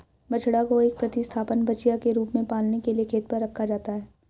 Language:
Hindi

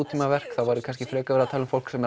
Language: Icelandic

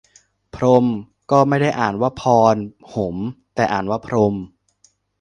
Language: Thai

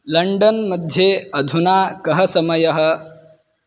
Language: Sanskrit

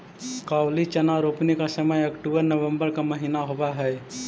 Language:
Magahi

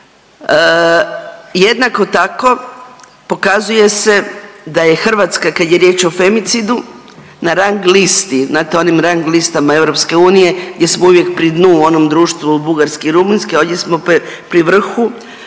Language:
Croatian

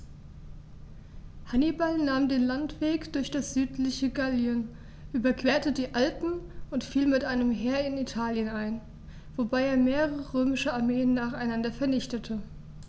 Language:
German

